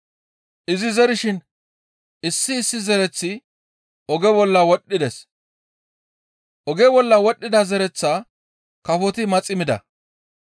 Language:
Gamo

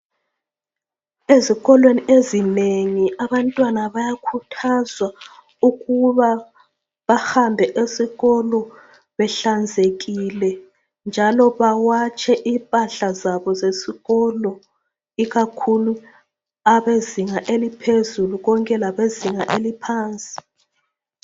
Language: North Ndebele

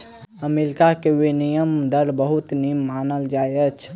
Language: Maithili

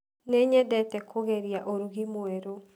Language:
Kikuyu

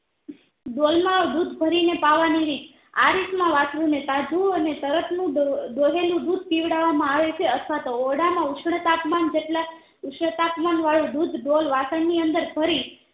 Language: Gujarati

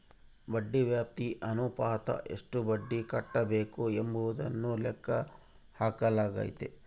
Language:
Kannada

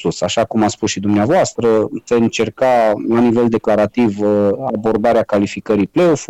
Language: Romanian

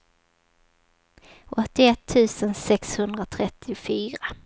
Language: Swedish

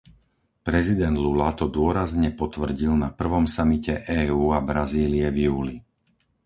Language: Slovak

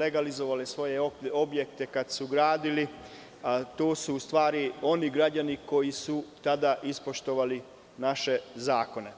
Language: Serbian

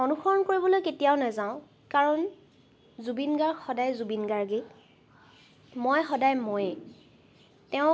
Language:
Assamese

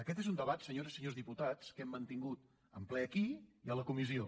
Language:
Catalan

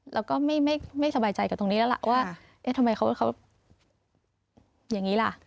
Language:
Thai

